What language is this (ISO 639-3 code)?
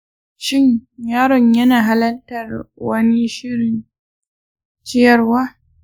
hau